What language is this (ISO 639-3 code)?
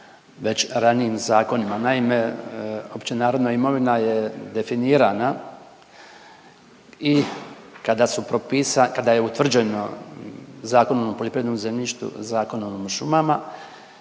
hrv